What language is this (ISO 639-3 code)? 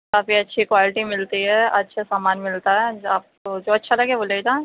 urd